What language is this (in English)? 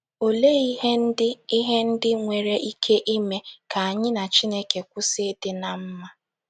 Igbo